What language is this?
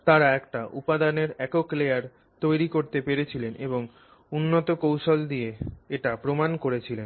Bangla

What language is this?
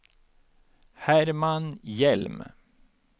Swedish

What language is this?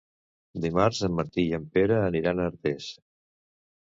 Catalan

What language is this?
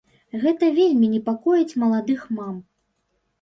Belarusian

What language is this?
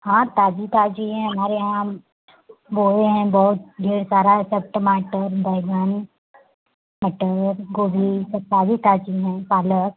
Hindi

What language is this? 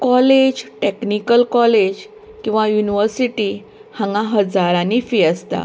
Konkani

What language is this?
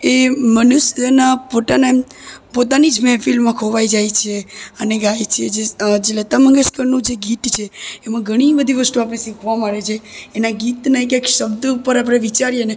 Gujarati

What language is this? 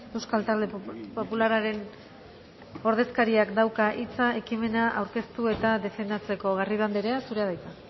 Basque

